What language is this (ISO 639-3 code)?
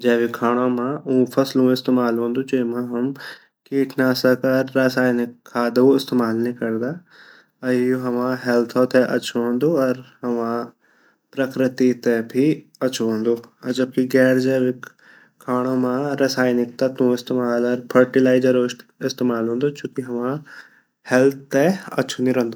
gbm